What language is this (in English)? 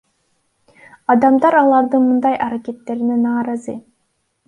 Kyrgyz